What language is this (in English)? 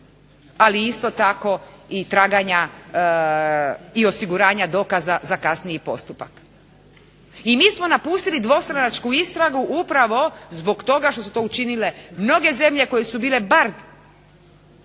Croatian